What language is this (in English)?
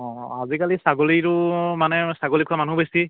Assamese